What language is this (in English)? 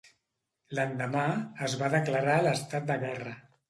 Catalan